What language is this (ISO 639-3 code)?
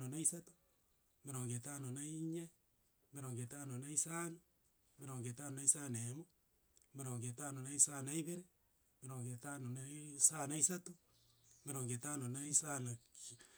guz